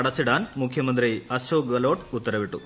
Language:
Malayalam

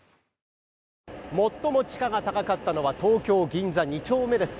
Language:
Japanese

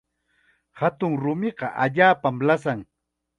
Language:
Chiquián Ancash Quechua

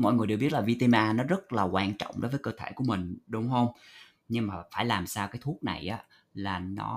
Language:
Vietnamese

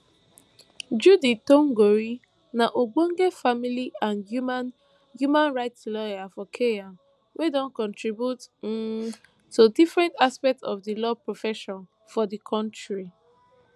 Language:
Nigerian Pidgin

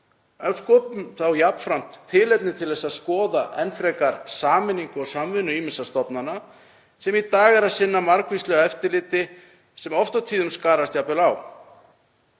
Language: Icelandic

